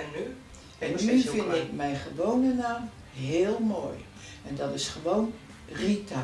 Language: Dutch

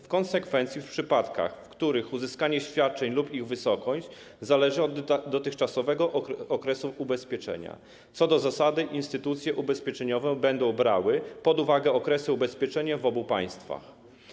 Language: Polish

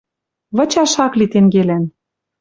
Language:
Western Mari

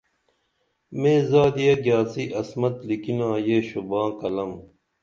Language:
Dameli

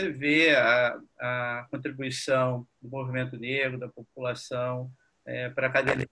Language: Portuguese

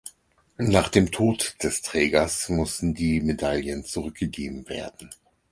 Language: German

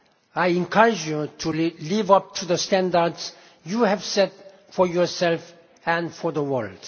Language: English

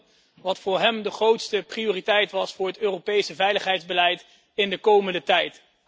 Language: Dutch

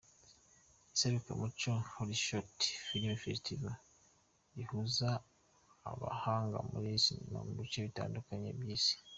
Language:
Kinyarwanda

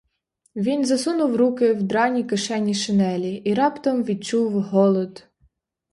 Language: Ukrainian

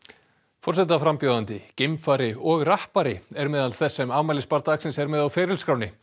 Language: Icelandic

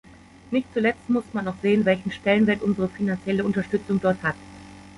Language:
German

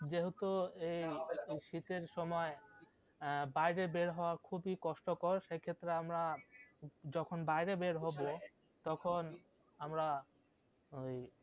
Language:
Bangla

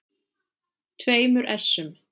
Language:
Icelandic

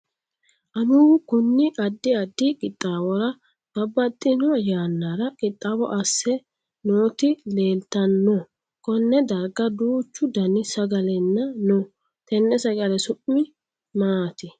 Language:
Sidamo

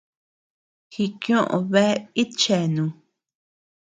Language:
Tepeuxila Cuicatec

